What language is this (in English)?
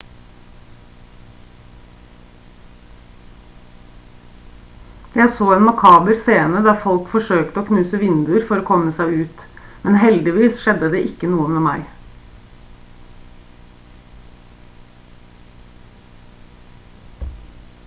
Norwegian Bokmål